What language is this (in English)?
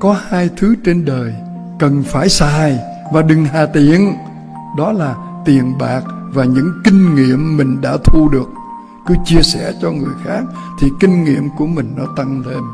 Vietnamese